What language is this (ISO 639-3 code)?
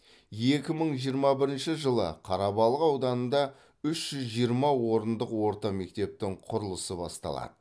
kaz